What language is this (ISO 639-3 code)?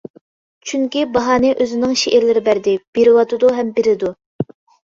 uig